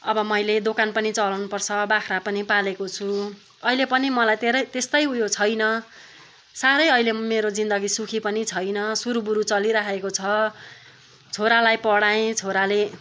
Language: Nepali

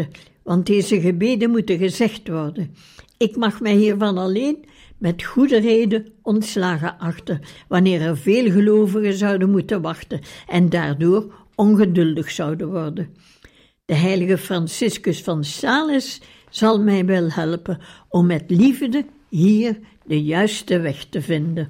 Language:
Dutch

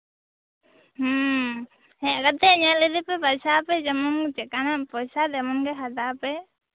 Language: Santali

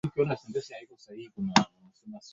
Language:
Swahili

